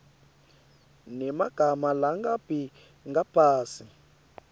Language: Swati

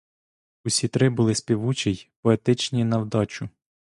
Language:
Ukrainian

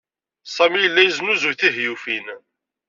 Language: Kabyle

